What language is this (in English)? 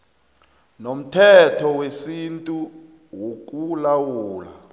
South Ndebele